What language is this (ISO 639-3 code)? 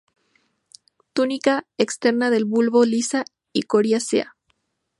spa